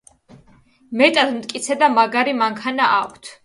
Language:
Georgian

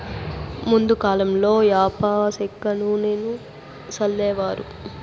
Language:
Telugu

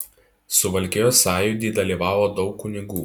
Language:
Lithuanian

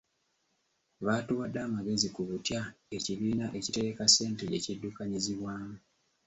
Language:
Ganda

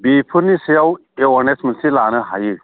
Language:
Bodo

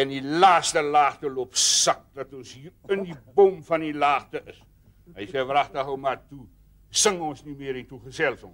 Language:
Dutch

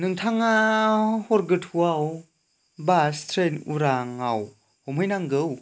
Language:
Bodo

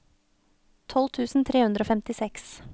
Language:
Norwegian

